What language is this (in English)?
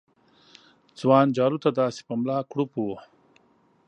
Pashto